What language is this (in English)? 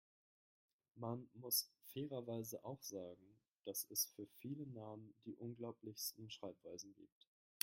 German